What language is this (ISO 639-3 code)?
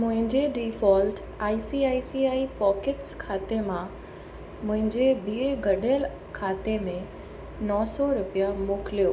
snd